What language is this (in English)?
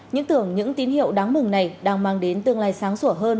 Vietnamese